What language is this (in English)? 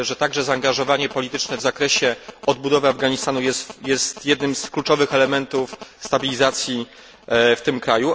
Polish